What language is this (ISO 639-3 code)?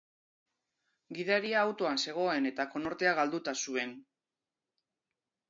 eus